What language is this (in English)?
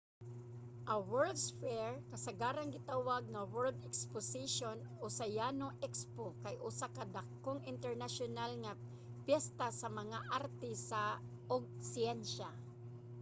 Cebuano